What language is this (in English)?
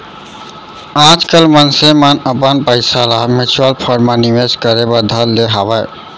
Chhattisgarhi